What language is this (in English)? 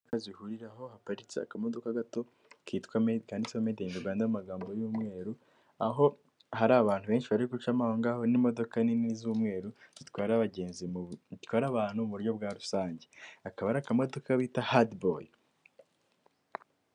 Kinyarwanda